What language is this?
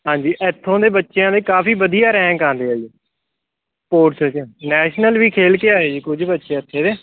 Punjabi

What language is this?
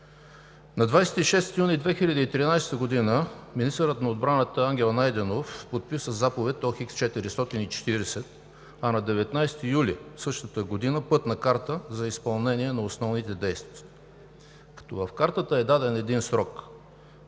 Bulgarian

